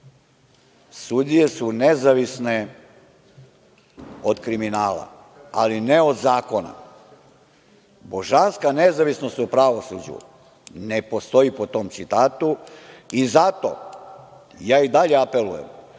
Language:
Serbian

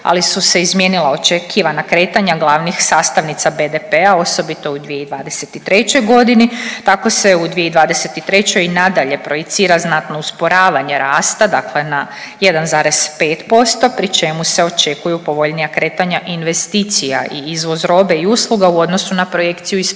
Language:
Croatian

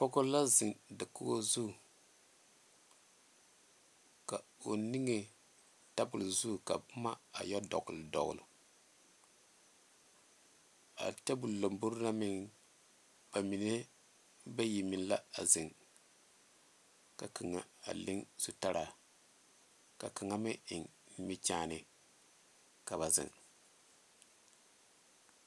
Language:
Southern Dagaare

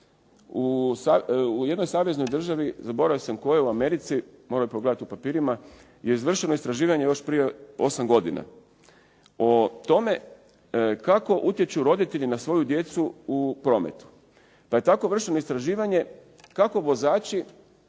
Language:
Croatian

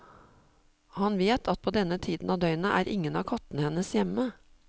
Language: Norwegian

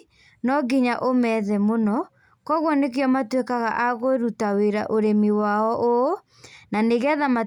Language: Kikuyu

